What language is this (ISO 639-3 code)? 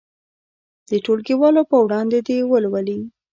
pus